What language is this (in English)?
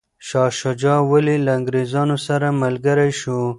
Pashto